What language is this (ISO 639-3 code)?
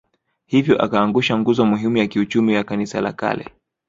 swa